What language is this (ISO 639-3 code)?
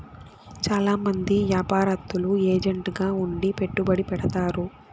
tel